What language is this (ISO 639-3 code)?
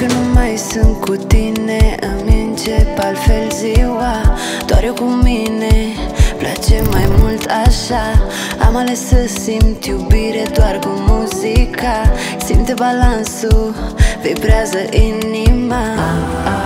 ron